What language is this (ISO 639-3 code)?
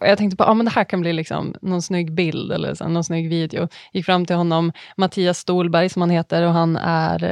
swe